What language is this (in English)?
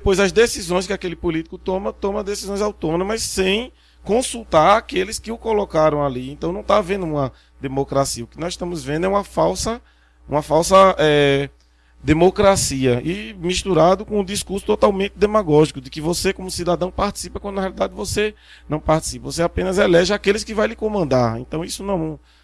Portuguese